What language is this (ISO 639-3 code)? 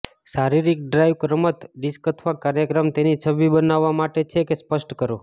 guj